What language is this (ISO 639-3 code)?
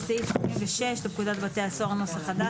heb